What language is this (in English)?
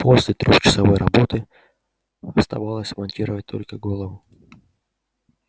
Russian